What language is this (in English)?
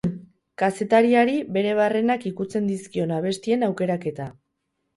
Basque